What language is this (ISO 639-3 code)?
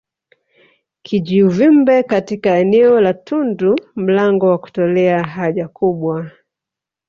swa